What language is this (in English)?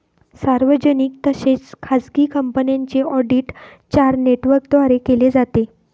Marathi